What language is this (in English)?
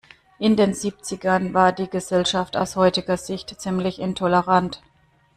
German